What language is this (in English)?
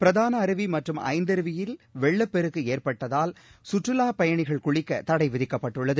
Tamil